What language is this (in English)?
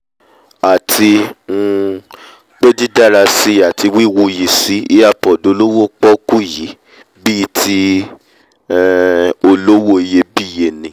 Yoruba